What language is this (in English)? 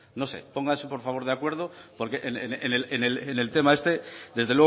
Spanish